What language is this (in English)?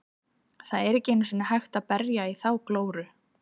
Icelandic